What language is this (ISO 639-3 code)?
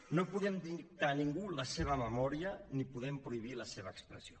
cat